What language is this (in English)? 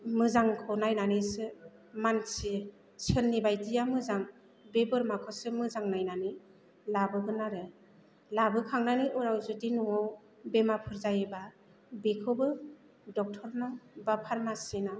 Bodo